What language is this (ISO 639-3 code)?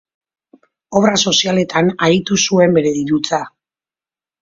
eus